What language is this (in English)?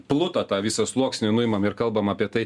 Lithuanian